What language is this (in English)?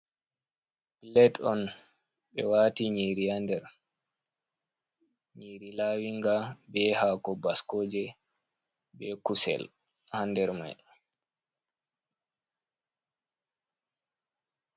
Fula